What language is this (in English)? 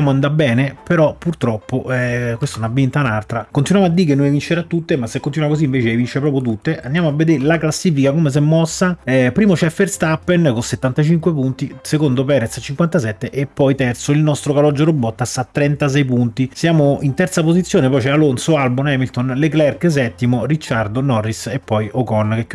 Italian